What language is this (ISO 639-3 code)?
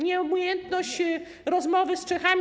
pol